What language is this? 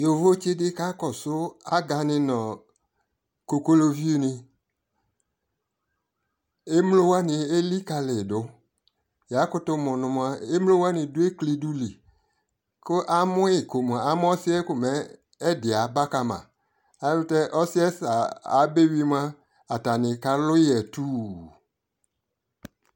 Ikposo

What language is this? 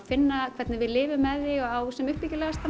Icelandic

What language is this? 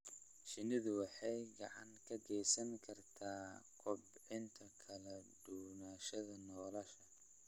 Somali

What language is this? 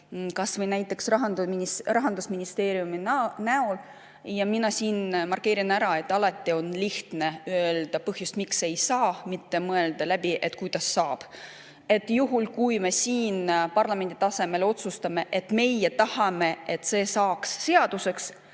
Estonian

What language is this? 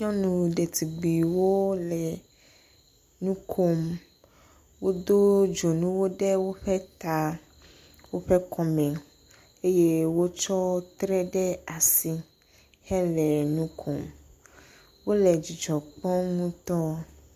Ewe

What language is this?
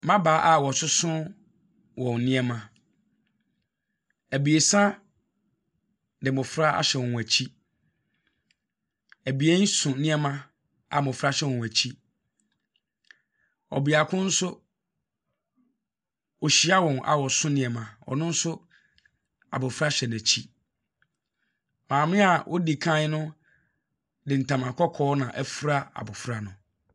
Akan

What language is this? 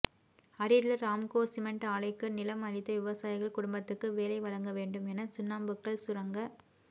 Tamil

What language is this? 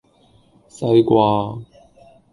Cantonese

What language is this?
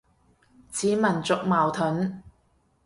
Cantonese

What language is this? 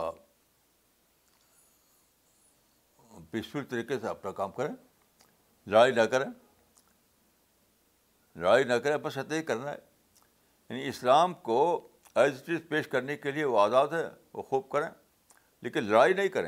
Urdu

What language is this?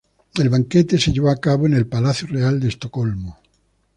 Spanish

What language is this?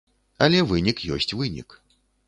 Belarusian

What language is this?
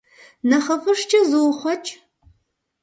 Kabardian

